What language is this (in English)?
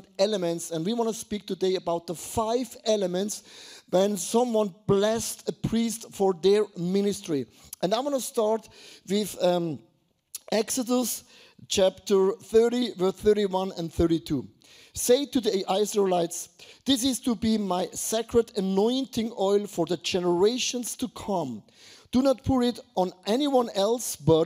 English